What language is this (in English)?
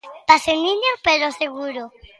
Galician